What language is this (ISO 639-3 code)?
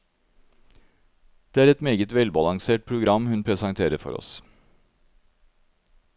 nor